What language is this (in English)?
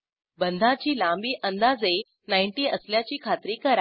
Marathi